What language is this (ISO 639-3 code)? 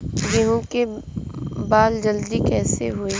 bho